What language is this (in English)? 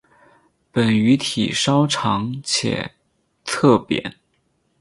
Chinese